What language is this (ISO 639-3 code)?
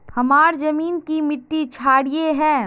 mag